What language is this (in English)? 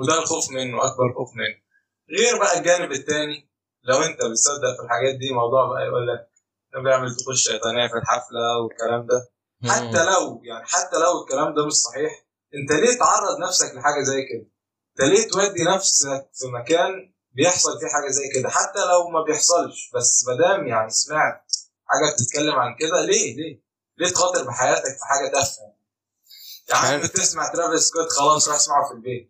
Arabic